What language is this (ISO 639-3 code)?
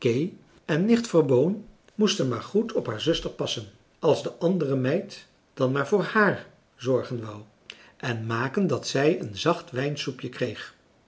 nld